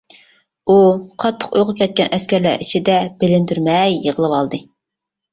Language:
Uyghur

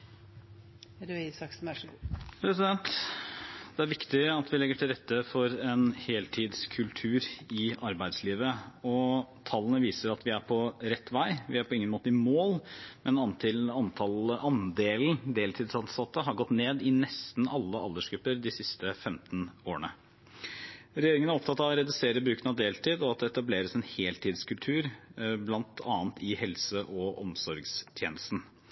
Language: Norwegian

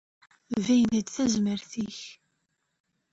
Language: Kabyle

